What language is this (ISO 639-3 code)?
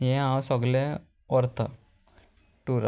kok